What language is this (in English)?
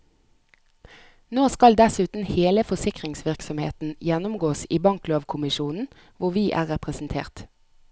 Norwegian